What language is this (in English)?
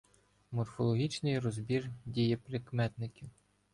Ukrainian